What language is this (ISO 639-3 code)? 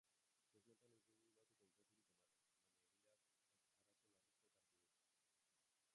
eus